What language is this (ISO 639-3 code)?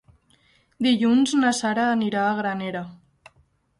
cat